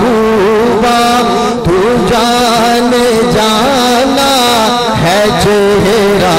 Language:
Hindi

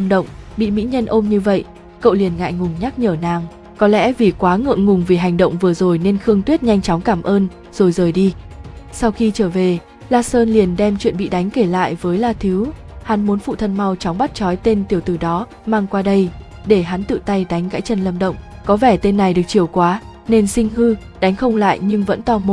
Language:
Vietnamese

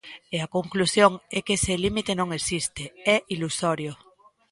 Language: Galician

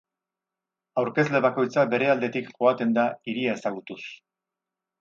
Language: Basque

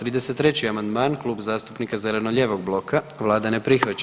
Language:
Croatian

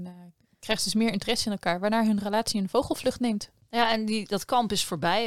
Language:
Dutch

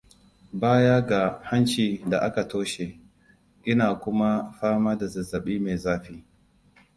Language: Hausa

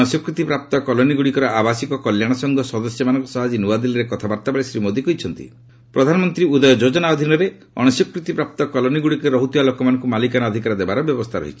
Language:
Odia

